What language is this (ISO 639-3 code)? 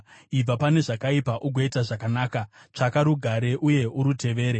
sna